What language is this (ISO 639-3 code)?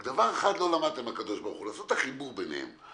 heb